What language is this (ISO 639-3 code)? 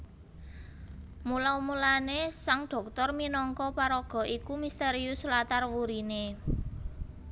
jav